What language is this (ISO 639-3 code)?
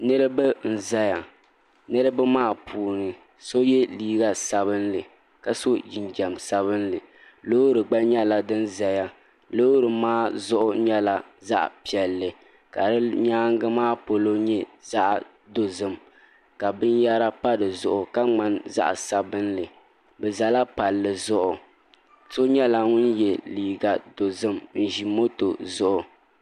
dag